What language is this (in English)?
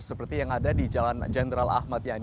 Indonesian